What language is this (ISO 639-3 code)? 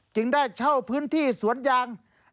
tha